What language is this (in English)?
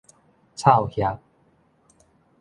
Min Nan Chinese